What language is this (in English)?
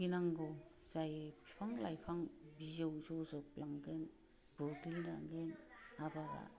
Bodo